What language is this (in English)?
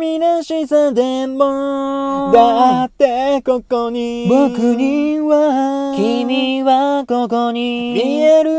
Japanese